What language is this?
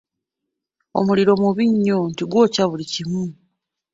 Ganda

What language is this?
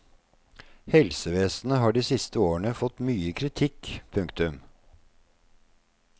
Norwegian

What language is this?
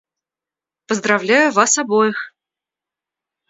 Russian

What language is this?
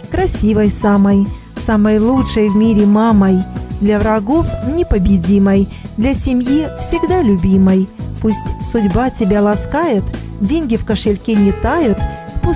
Russian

